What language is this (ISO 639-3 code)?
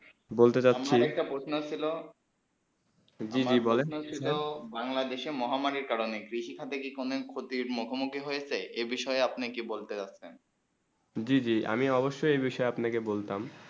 ben